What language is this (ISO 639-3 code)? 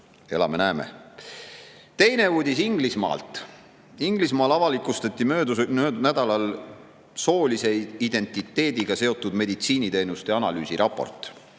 est